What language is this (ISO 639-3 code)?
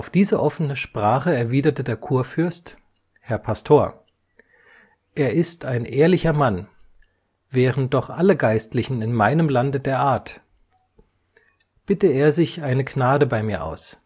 deu